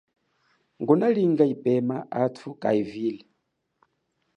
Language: Chokwe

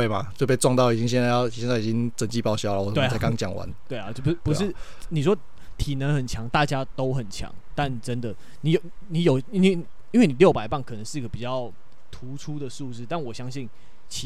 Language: Chinese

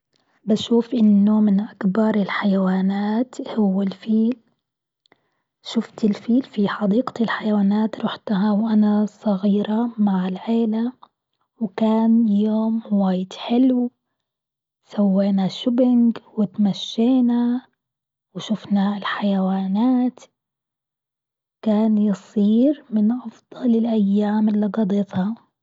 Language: Gulf Arabic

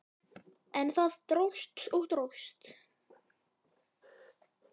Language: Icelandic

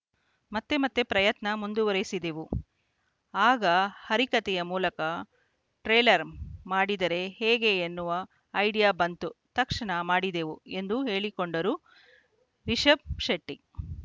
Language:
Kannada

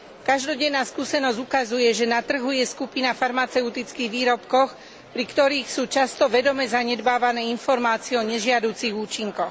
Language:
Slovak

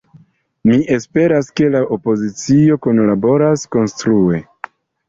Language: Esperanto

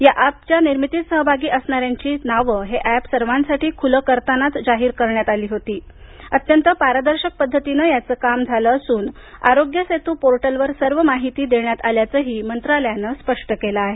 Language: Marathi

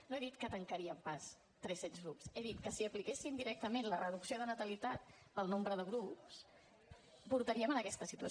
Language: Catalan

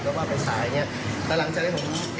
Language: Thai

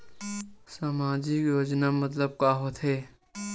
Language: Chhattisgarhi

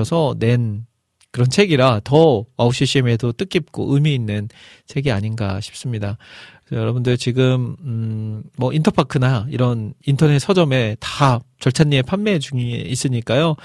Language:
Korean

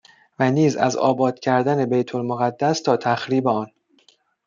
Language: Persian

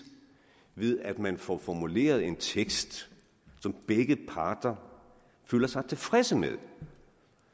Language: Danish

